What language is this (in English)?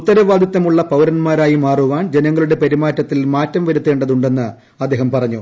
Malayalam